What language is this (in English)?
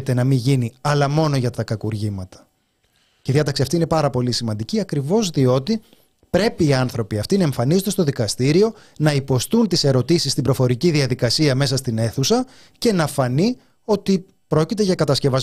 Greek